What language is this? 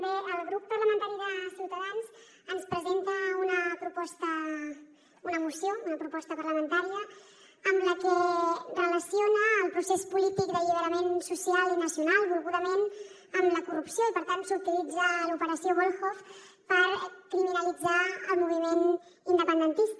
Catalan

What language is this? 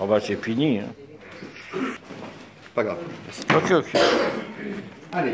French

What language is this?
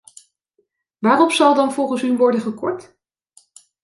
Dutch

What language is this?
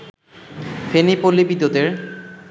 Bangla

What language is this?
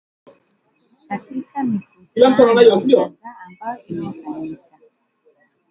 Swahili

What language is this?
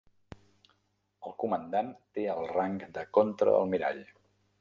Catalan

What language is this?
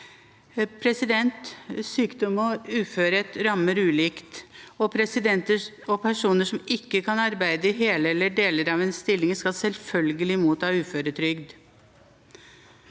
Norwegian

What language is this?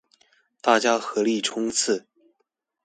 Chinese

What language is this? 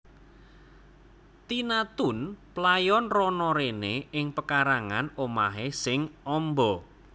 Javanese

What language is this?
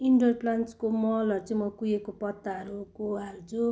Nepali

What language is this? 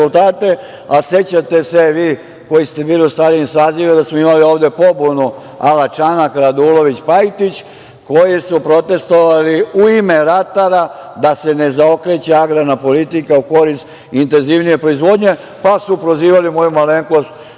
Serbian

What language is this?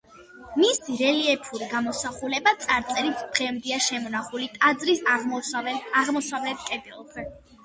Georgian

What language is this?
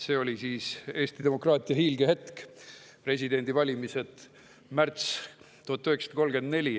Estonian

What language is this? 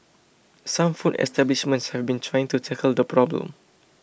English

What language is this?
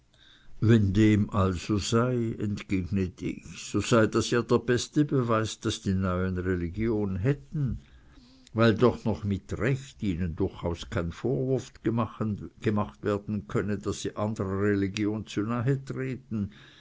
German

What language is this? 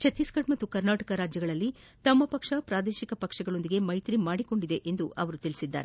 Kannada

